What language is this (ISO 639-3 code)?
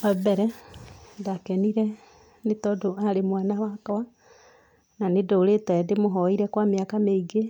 kik